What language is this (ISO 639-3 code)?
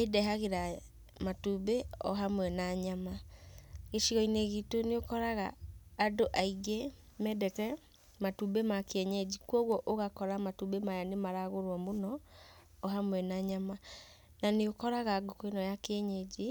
kik